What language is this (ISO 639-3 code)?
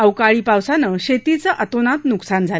mar